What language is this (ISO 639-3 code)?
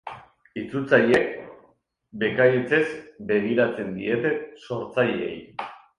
eus